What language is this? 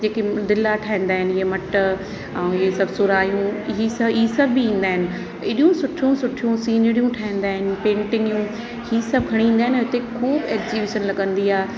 Sindhi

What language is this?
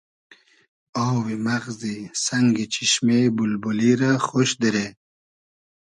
Hazaragi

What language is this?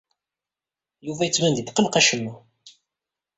Kabyle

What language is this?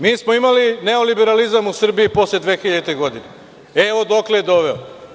Serbian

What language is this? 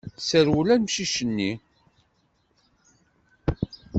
Kabyle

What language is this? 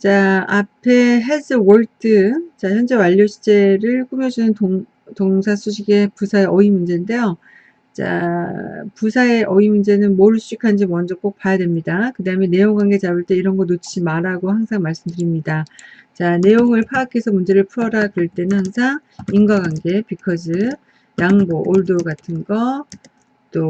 Korean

